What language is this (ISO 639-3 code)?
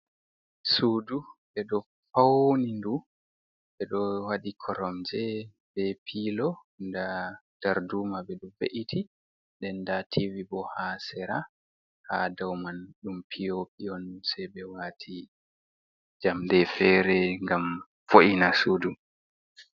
ful